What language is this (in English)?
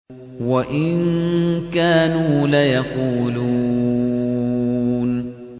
Arabic